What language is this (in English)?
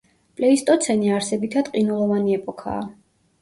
Georgian